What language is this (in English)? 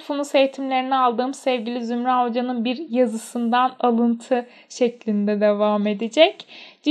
Turkish